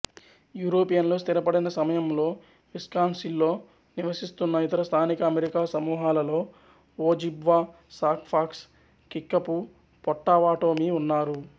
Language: Telugu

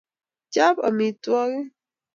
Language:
Kalenjin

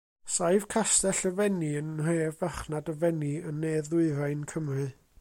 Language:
Welsh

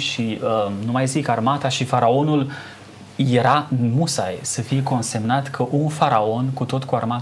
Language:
Romanian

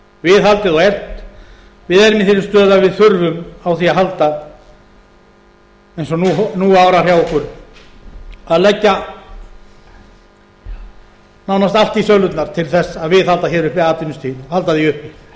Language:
Icelandic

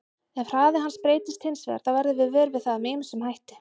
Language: Icelandic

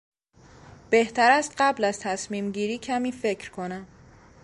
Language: Persian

